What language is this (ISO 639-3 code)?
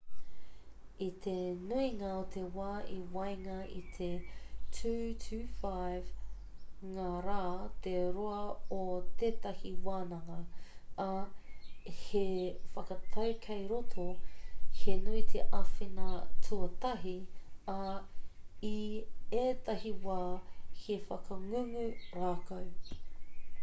mri